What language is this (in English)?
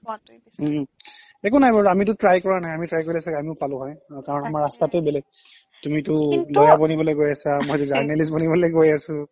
Assamese